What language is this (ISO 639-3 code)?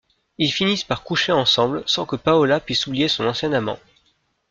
fra